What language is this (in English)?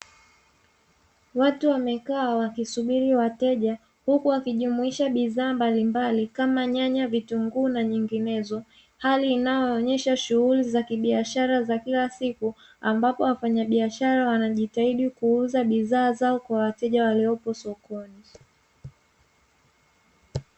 Swahili